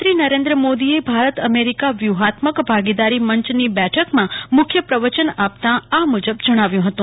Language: Gujarati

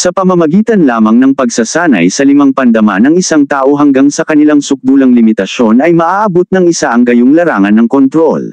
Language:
Filipino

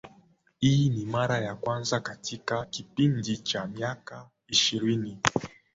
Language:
Swahili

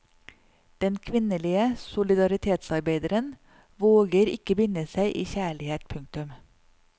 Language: Norwegian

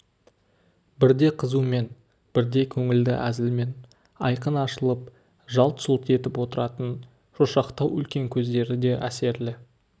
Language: Kazakh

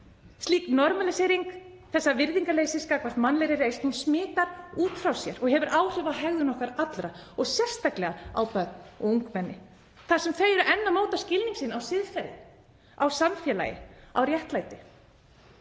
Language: Icelandic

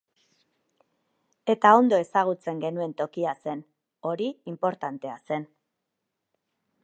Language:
Basque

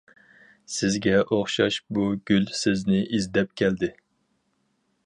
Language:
Uyghur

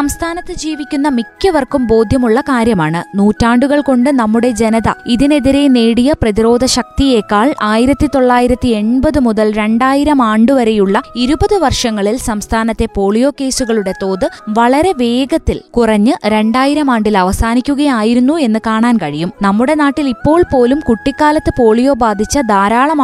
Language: Malayalam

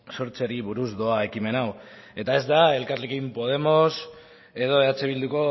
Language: Basque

